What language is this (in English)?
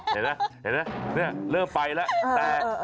Thai